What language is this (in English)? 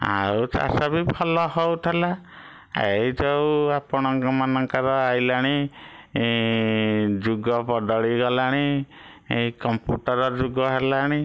Odia